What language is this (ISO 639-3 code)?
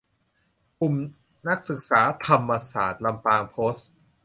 tha